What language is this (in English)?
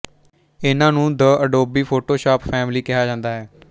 Punjabi